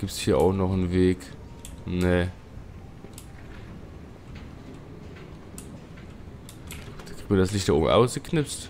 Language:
German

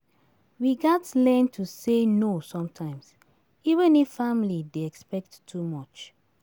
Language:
Nigerian Pidgin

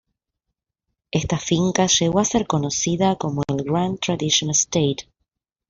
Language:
Spanish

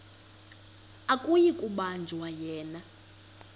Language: Xhosa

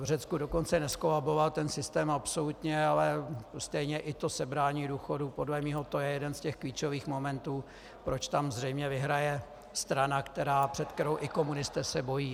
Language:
Czech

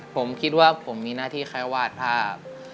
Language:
Thai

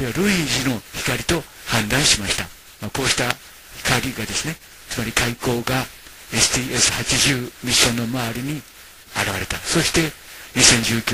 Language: Japanese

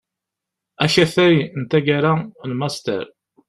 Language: Kabyle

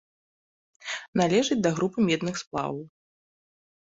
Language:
Belarusian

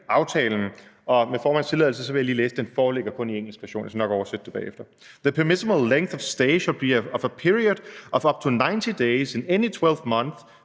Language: Danish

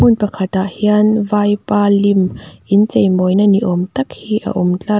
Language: Mizo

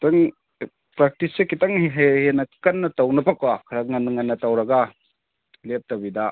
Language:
Manipuri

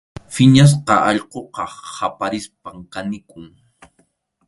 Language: Arequipa-La Unión Quechua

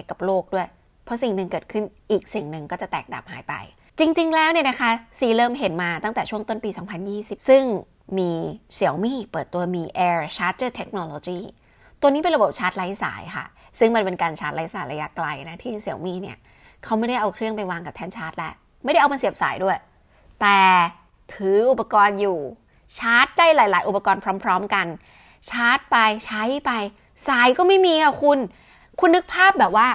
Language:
Thai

